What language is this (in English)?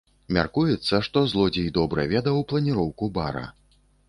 Belarusian